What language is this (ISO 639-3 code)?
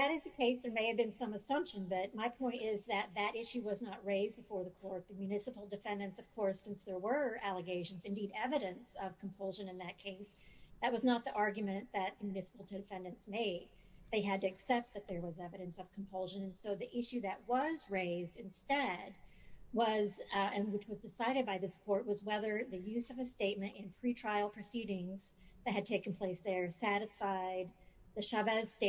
eng